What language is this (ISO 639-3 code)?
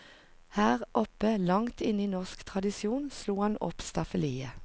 nor